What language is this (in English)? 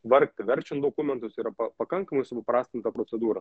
Lithuanian